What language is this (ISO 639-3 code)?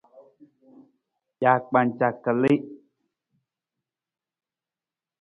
nmz